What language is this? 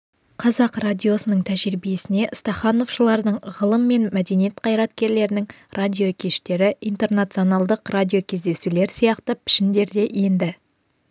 Kazakh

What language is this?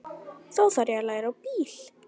Icelandic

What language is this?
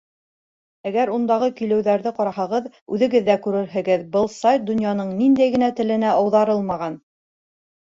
Bashkir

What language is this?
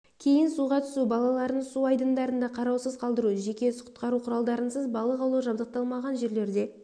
Kazakh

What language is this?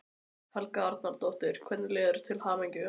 Icelandic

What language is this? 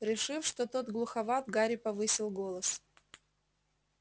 Russian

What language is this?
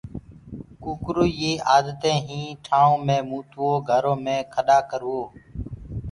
Gurgula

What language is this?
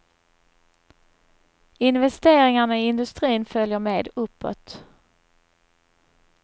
Swedish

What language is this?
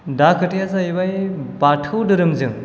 Bodo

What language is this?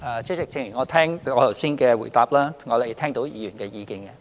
Cantonese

